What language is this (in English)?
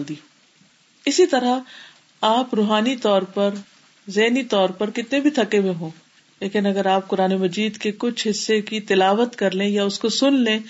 Urdu